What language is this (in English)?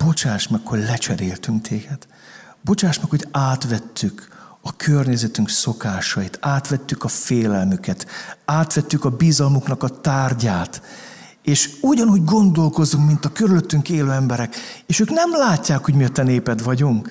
Hungarian